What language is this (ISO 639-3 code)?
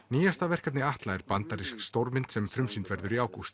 isl